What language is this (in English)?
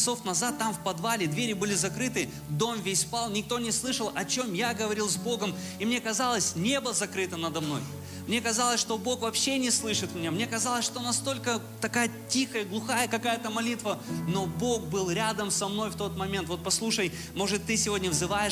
Russian